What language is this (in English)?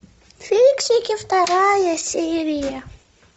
Russian